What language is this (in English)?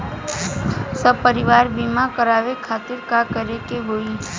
Bhojpuri